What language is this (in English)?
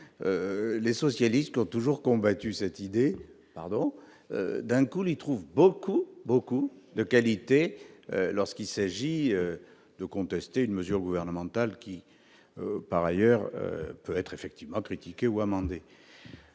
French